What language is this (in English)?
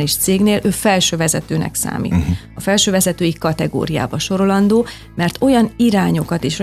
Hungarian